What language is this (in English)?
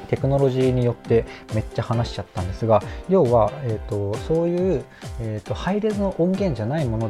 Japanese